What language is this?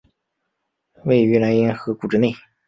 Chinese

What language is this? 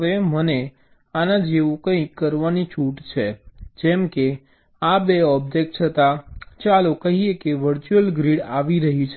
Gujarati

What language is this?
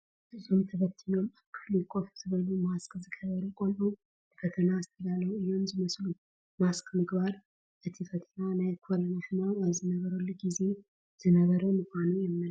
Tigrinya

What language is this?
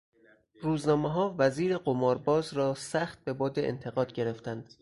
Persian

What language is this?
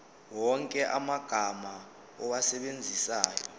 Zulu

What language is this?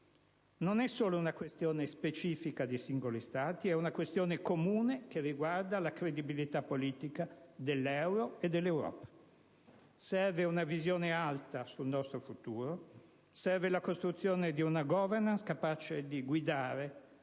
Italian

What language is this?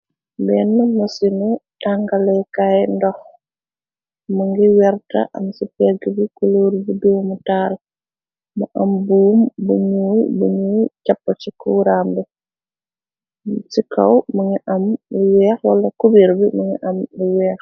Wolof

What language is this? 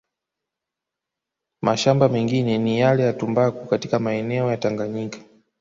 Swahili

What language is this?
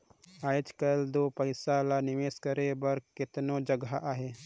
Chhattisgarhi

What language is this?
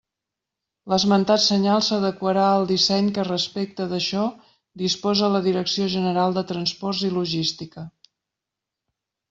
Catalan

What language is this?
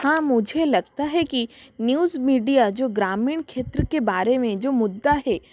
Hindi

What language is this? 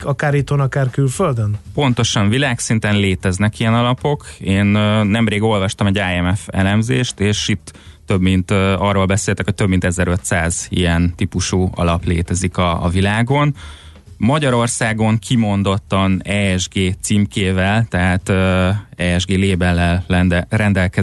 Hungarian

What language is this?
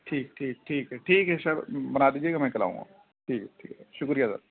Urdu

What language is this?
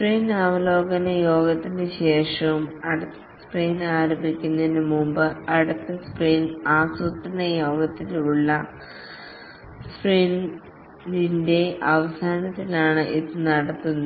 Malayalam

